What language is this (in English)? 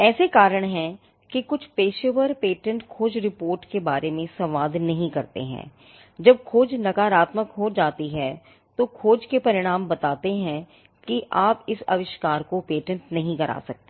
Hindi